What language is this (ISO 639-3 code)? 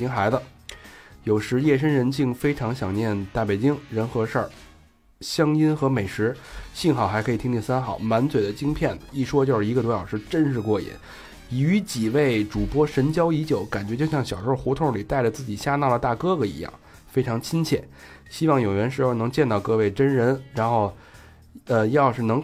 zho